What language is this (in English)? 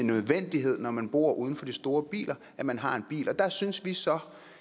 Danish